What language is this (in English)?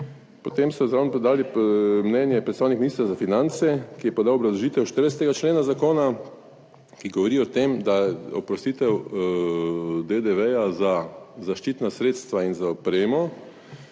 Slovenian